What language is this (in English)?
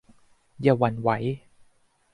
Thai